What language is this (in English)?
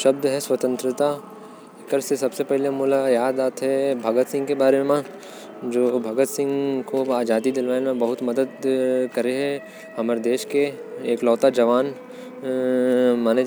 Korwa